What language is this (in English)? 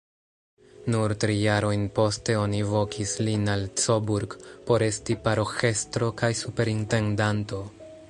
Esperanto